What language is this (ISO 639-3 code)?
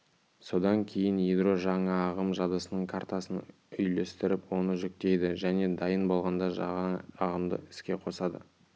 kaz